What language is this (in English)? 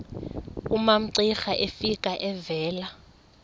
Xhosa